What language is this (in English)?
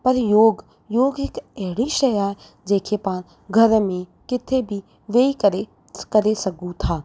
Sindhi